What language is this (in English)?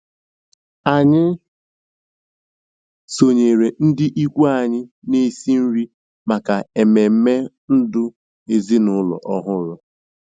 Igbo